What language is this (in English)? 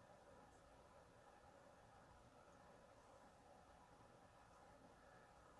Korean